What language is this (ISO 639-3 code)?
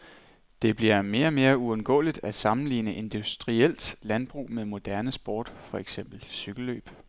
dan